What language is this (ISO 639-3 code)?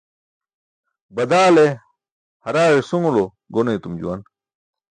bsk